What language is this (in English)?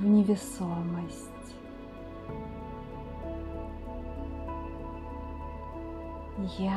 Russian